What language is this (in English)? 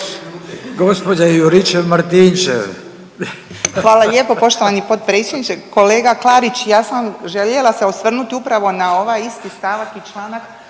Croatian